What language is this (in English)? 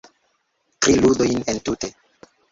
Esperanto